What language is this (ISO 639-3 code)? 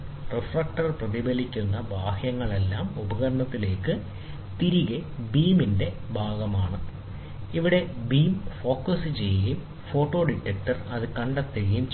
mal